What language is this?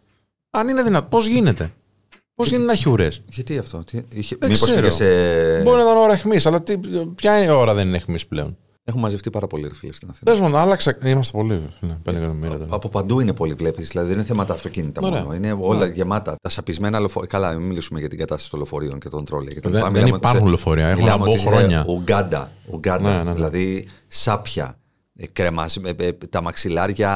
Greek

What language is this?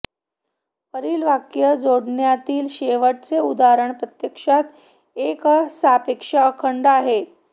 Marathi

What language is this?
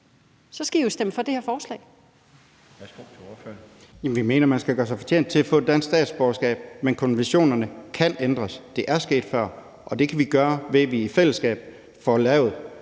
Danish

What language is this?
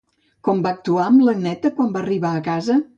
Catalan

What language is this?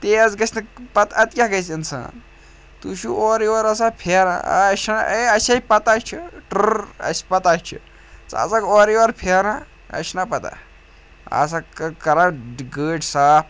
Kashmiri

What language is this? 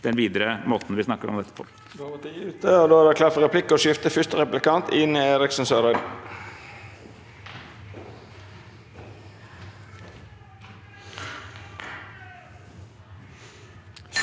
Norwegian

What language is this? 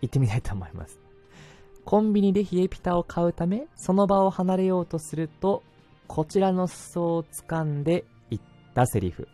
Japanese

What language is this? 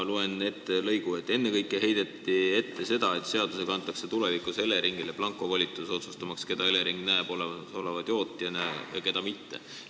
Estonian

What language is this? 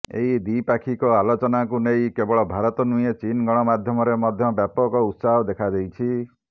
Odia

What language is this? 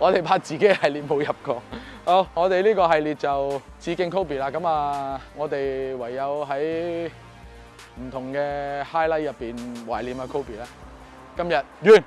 Chinese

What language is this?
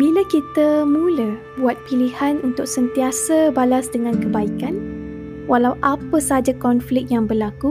Malay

